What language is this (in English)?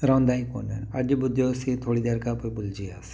Sindhi